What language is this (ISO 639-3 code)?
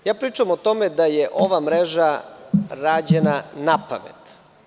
srp